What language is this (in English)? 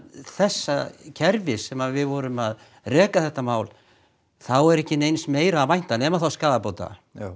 Icelandic